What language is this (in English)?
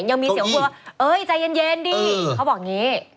Thai